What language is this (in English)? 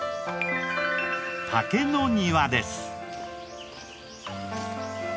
Japanese